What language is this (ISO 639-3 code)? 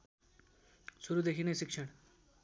nep